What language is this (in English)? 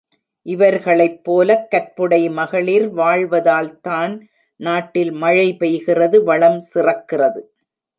Tamil